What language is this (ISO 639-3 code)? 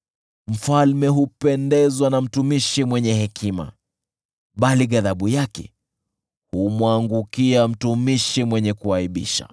swa